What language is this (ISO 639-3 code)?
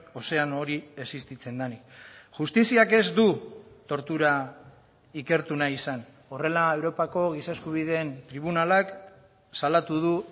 eus